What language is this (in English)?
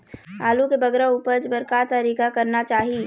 Chhattisgarhi